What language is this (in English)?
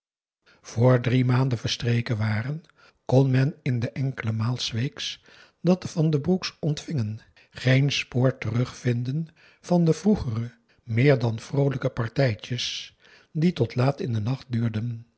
Dutch